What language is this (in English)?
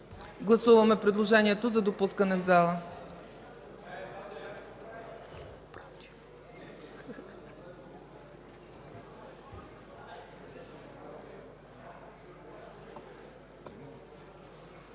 Bulgarian